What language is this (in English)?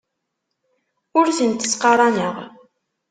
Kabyle